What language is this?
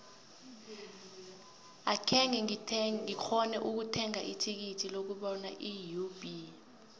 South Ndebele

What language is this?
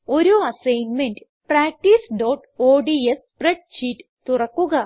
Malayalam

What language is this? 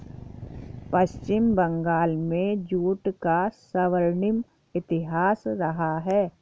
Hindi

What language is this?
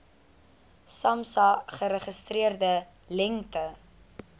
Afrikaans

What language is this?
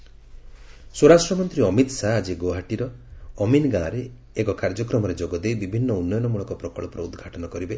Odia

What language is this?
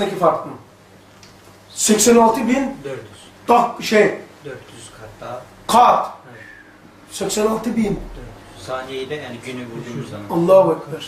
Turkish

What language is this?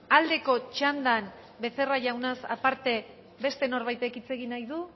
Basque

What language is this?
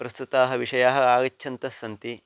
Sanskrit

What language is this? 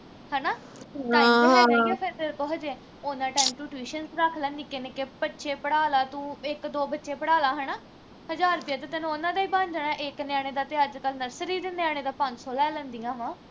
Punjabi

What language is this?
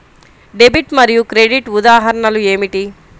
Telugu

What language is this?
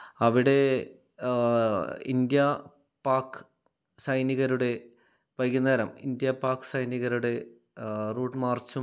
Malayalam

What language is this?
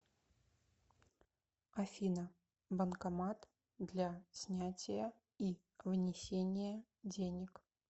Russian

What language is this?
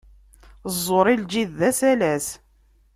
Kabyle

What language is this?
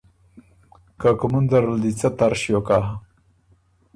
Ormuri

